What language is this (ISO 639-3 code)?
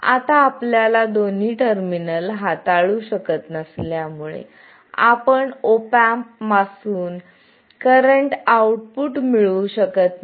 mar